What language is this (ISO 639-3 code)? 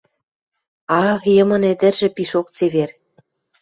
mrj